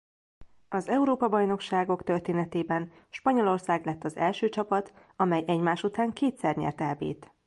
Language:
Hungarian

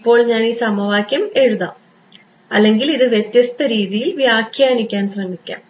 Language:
Malayalam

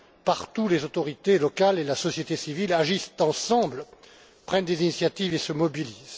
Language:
French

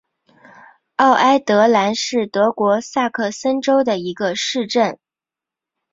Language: Chinese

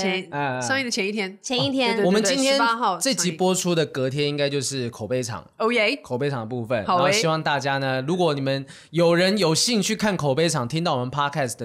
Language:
Chinese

